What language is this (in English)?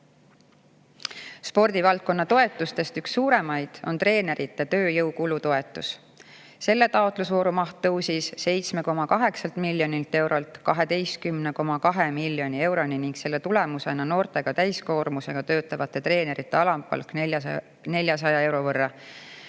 Estonian